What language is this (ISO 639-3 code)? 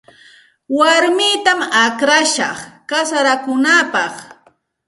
qxt